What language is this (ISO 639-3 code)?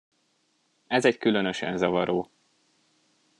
hun